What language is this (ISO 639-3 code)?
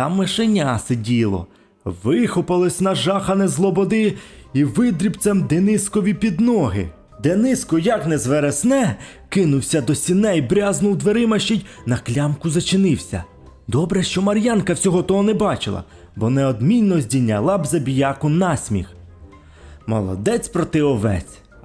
ukr